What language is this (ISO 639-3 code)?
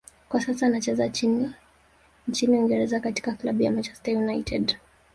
swa